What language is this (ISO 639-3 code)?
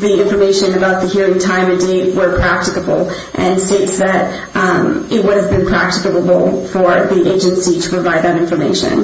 eng